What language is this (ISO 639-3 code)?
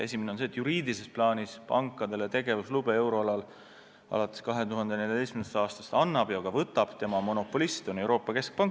est